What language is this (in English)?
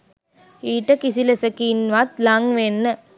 Sinhala